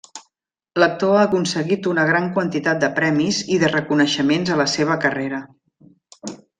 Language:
Catalan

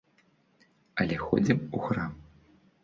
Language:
Belarusian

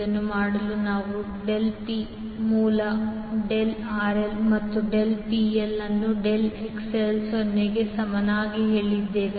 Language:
Kannada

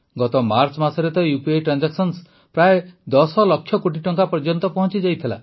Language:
Odia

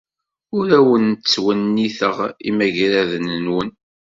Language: Kabyle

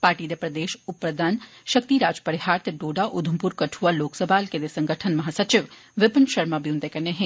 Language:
Dogri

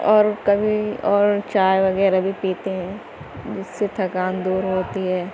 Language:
Urdu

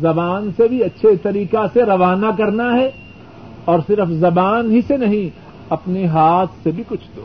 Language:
Urdu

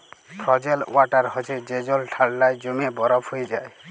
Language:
Bangla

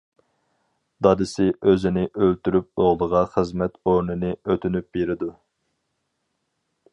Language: Uyghur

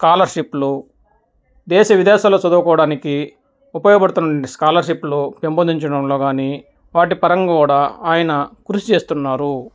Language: Telugu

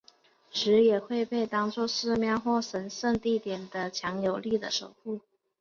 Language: Chinese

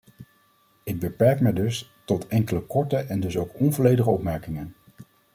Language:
Dutch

